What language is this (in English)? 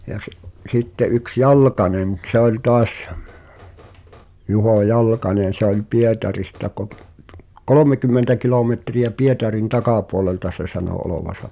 Finnish